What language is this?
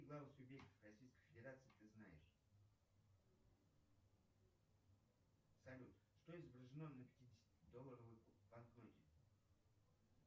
Russian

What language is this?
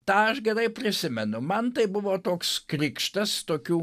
Lithuanian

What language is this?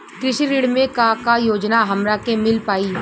Bhojpuri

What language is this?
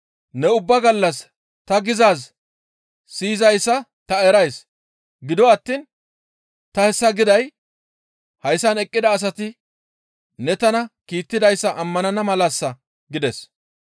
Gamo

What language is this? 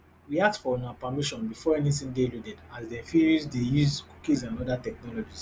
Nigerian Pidgin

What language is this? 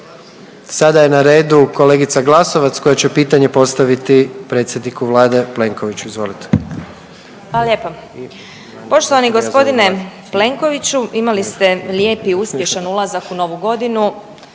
Croatian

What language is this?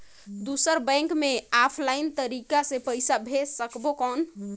Chhattisgarhi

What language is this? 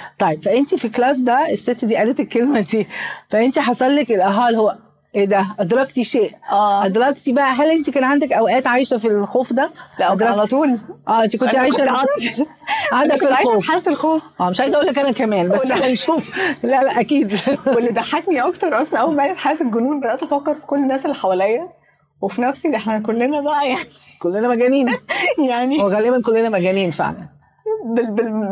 Arabic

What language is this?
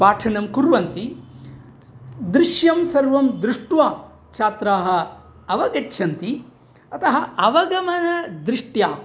Sanskrit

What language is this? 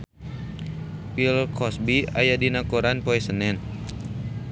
Sundanese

